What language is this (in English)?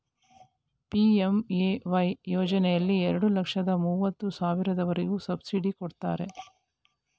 Kannada